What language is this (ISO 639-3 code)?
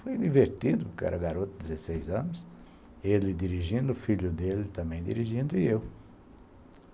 por